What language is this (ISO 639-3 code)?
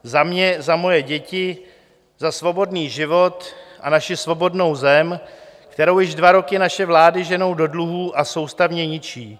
ces